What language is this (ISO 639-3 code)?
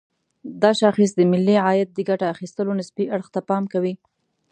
pus